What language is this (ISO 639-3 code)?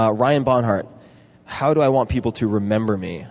eng